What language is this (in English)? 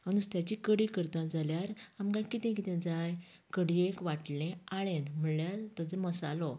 Konkani